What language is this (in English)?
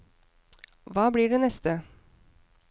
Norwegian